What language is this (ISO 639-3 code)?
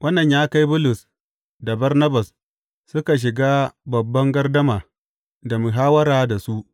hau